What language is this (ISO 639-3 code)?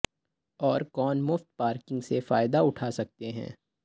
urd